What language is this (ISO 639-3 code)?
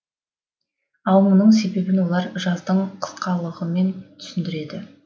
kaz